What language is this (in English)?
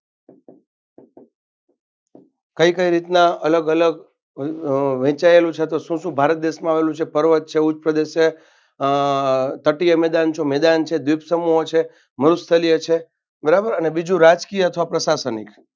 Gujarati